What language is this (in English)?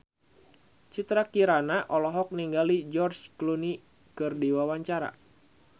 Sundanese